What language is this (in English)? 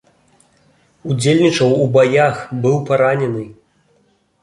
Belarusian